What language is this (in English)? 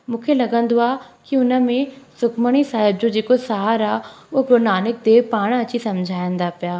Sindhi